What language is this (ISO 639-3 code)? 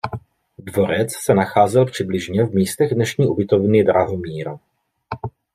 ces